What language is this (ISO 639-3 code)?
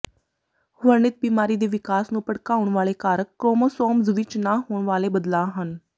pan